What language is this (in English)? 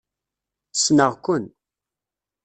Kabyle